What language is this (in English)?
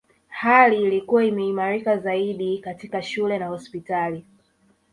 Swahili